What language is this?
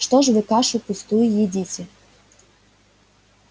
Russian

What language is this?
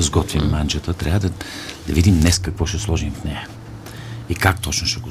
Bulgarian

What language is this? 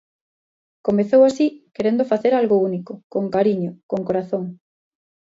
Galician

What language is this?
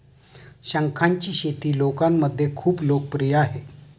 Marathi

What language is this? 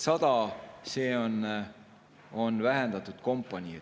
Estonian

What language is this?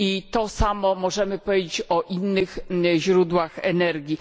Polish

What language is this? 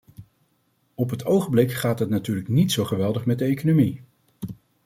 Dutch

